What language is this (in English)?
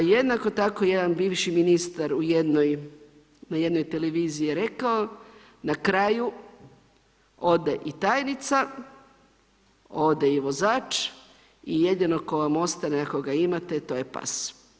Croatian